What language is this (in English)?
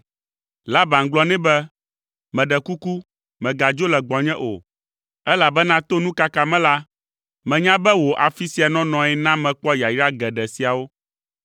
Ewe